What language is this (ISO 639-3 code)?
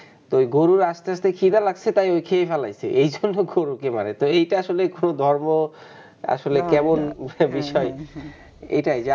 ben